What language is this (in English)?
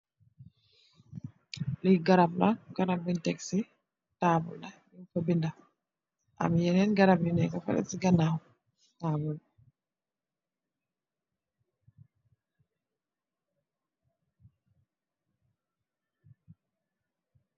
Wolof